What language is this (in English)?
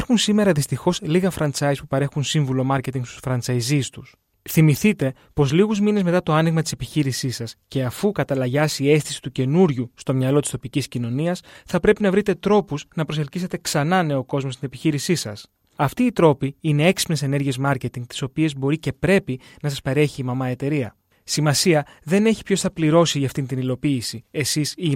Greek